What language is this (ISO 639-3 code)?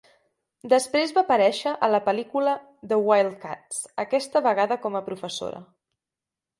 cat